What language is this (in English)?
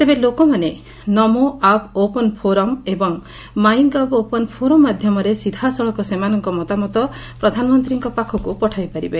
Odia